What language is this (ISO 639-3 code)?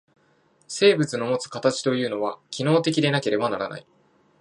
jpn